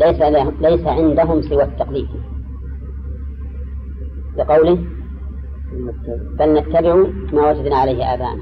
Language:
Arabic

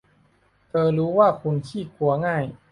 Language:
Thai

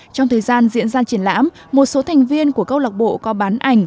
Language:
Vietnamese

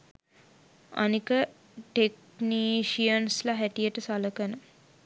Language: Sinhala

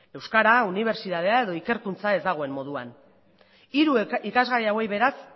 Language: Basque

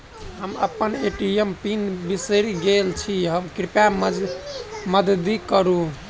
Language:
Maithili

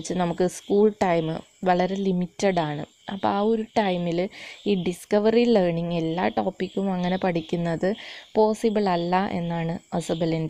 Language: Romanian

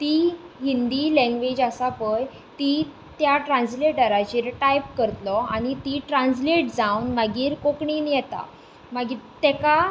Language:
Konkani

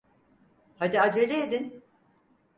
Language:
Turkish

